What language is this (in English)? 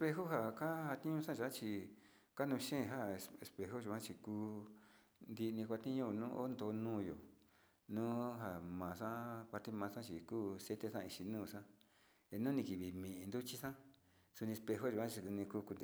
Sinicahua Mixtec